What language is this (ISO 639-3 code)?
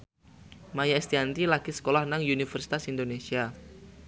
jav